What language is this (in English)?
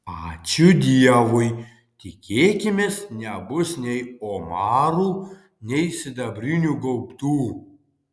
Lithuanian